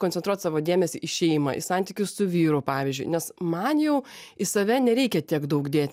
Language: Lithuanian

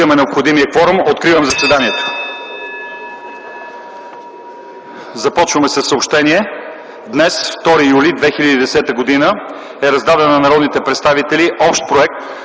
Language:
Bulgarian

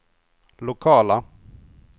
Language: Swedish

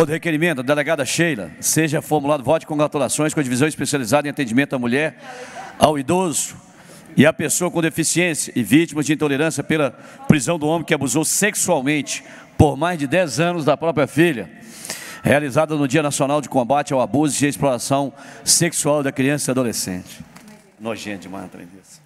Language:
Portuguese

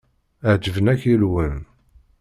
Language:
Kabyle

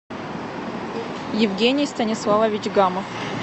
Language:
Russian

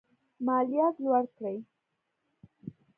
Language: Pashto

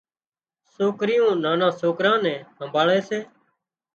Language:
Wadiyara Koli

